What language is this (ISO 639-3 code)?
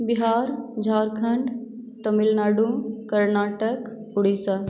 mai